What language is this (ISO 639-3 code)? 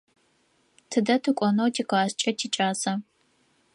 ady